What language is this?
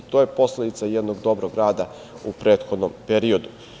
Serbian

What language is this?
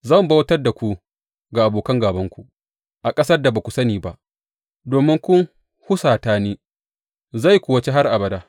Hausa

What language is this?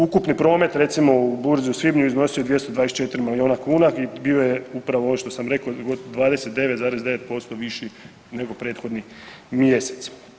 Croatian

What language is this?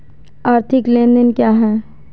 Hindi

